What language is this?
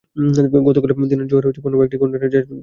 Bangla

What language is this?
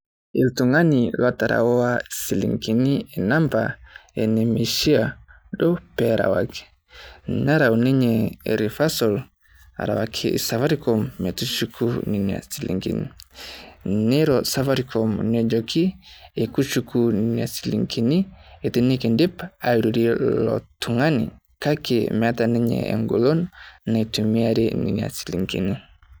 Masai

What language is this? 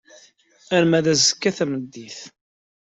Kabyle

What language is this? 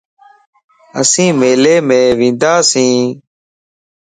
Lasi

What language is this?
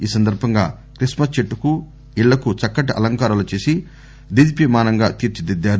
Telugu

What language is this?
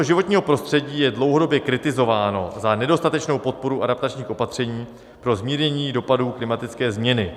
Czech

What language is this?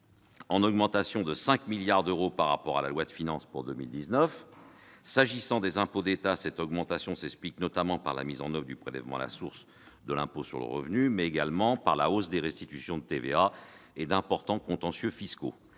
French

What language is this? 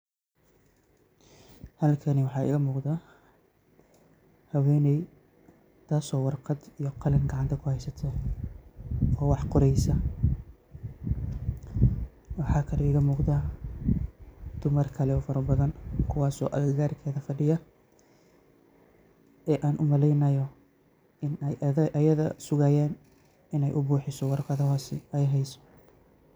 Somali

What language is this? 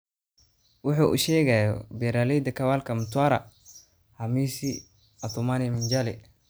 Somali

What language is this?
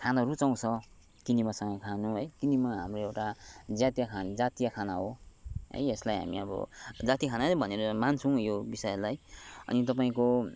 Nepali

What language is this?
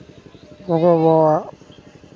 Santali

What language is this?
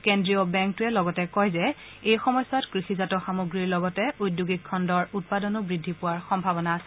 Assamese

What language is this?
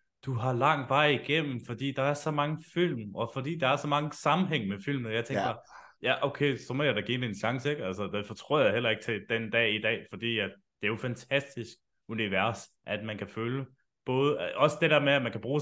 Danish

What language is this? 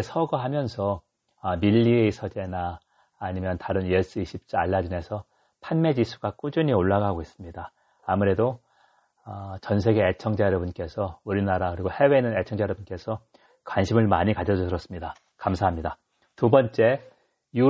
Korean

